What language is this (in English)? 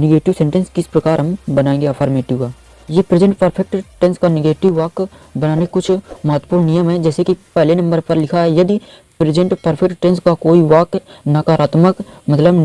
Hindi